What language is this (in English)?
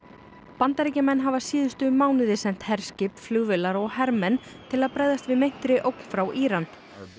Icelandic